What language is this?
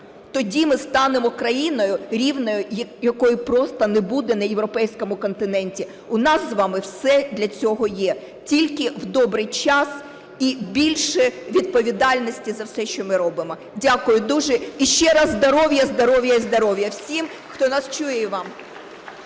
Ukrainian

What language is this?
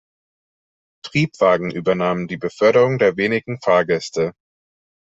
German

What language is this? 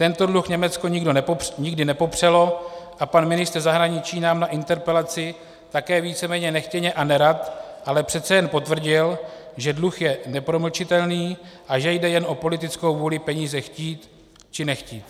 Czech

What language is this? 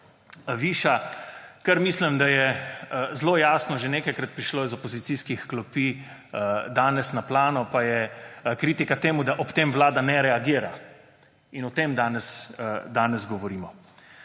Slovenian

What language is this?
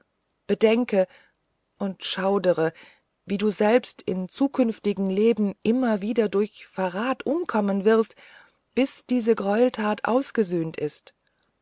German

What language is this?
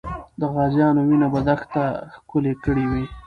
Pashto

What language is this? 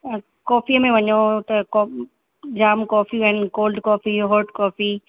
Sindhi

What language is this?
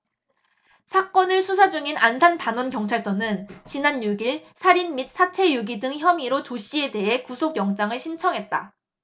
Korean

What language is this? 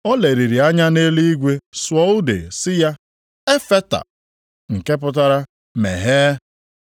Igbo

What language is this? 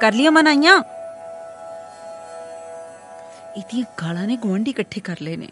Hindi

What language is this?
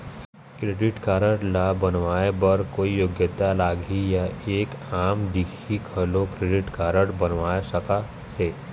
Chhattisgarhi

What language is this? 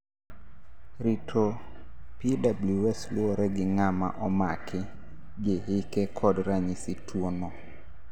Luo (Kenya and Tanzania)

